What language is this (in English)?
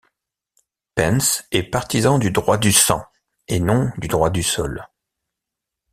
French